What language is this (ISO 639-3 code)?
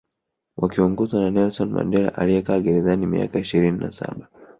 swa